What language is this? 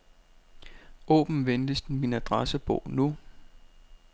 Danish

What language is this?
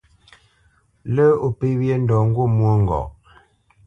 Bamenyam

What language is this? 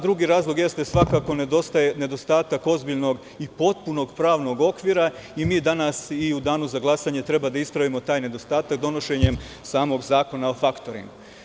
Serbian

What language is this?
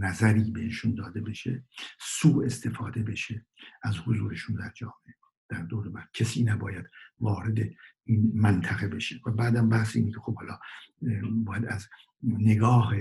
Persian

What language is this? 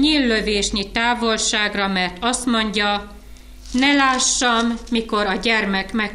Hungarian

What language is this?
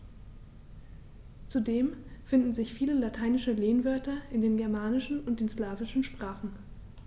German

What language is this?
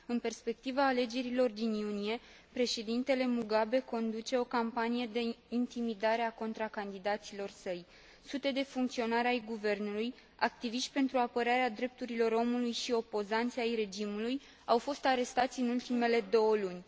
Romanian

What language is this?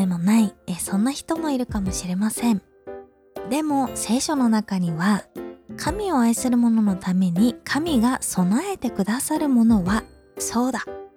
Japanese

